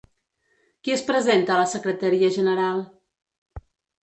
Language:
Catalan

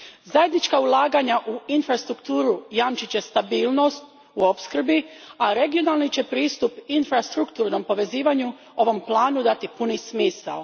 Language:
Croatian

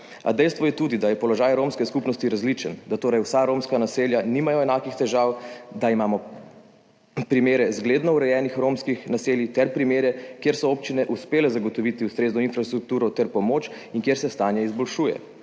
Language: Slovenian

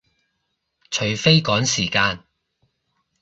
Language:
Cantonese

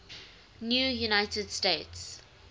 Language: English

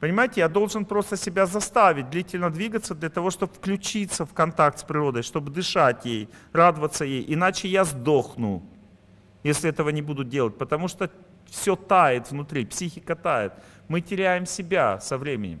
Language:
Russian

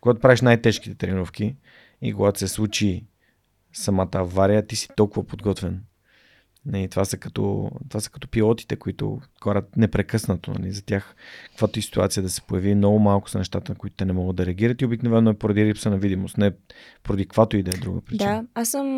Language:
Bulgarian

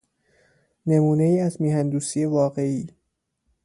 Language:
Persian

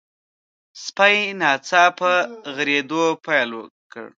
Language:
Pashto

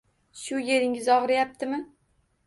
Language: Uzbek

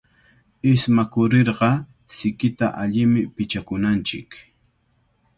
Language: Cajatambo North Lima Quechua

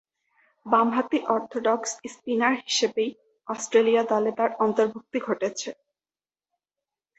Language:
Bangla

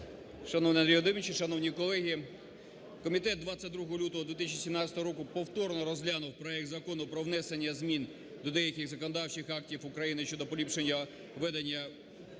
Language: Ukrainian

